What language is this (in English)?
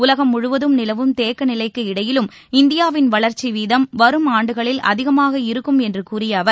Tamil